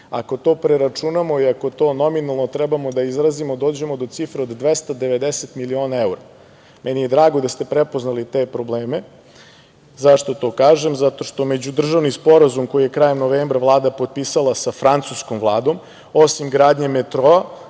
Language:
Serbian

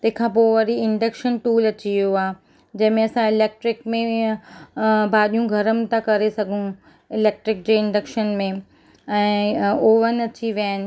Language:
Sindhi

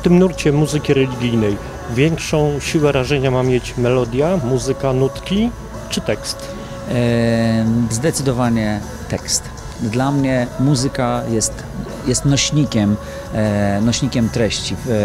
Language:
Polish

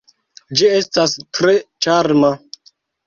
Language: Esperanto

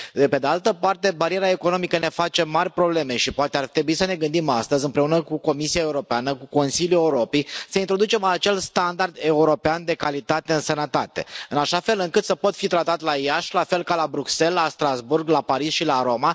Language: Romanian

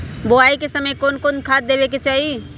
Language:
Magahi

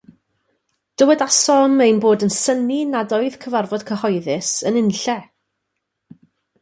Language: Welsh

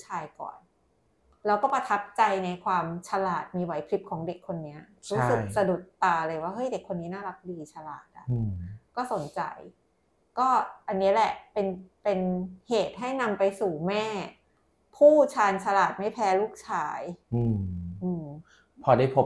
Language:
Thai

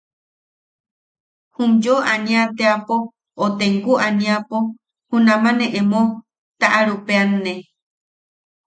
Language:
Yaqui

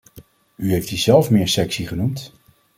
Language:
Dutch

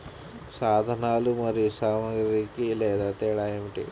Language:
Telugu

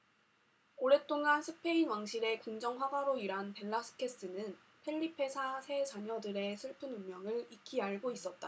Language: Korean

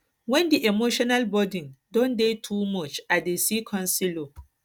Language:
Nigerian Pidgin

